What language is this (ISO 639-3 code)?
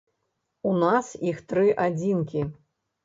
bel